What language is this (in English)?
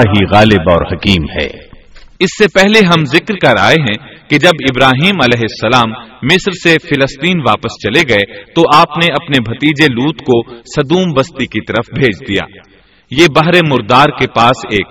Urdu